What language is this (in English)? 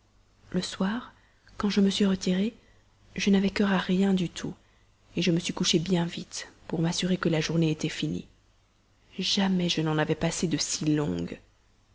French